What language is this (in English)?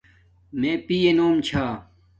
Domaaki